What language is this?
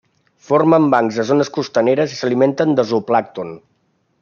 Catalan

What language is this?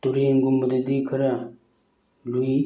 Manipuri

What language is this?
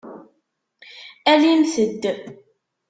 Kabyle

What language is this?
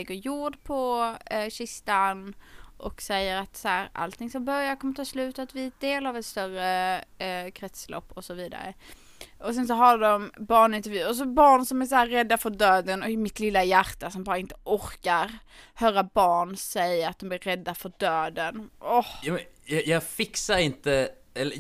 Swedish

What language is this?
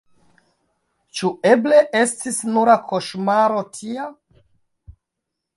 Esperanto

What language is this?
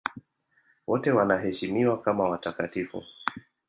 Swahili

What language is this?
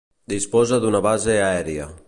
Catalan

